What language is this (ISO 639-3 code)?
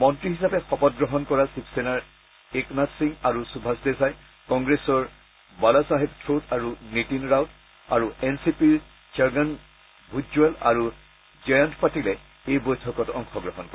asm